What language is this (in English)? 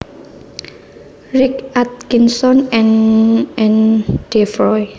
Javanese